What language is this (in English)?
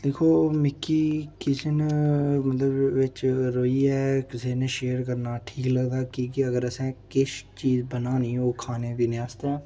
Dogri